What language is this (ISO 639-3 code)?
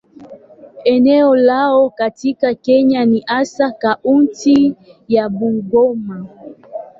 swa